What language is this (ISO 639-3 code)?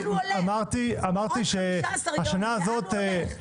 heb